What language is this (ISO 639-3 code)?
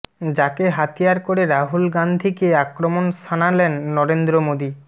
ben